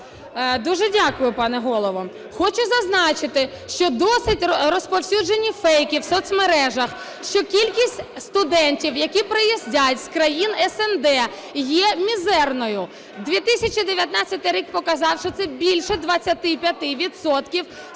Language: Ukrainian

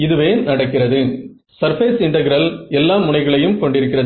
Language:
Tamil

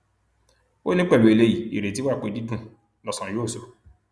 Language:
Yoruba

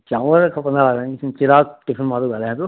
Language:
Sindhi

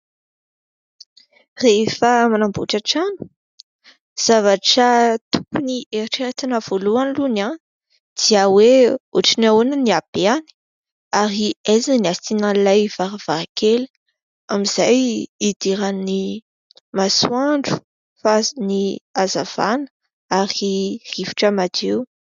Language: Malagasy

